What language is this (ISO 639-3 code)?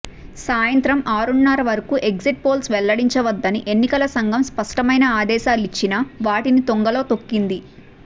tel